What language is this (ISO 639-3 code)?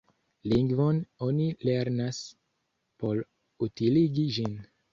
epo